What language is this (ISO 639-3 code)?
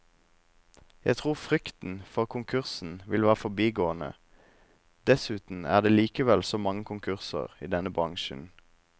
nor